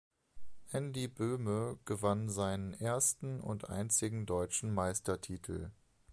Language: German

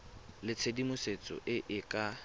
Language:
Tswana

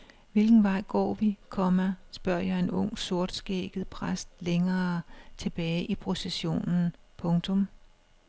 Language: Danish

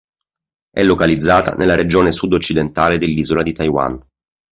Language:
Italian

